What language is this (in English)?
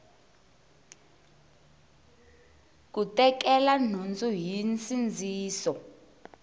Tsonga